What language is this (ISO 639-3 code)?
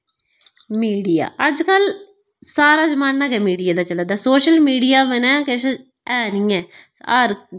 doi